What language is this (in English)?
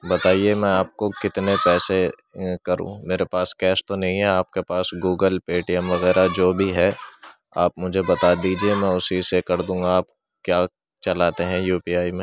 Urdu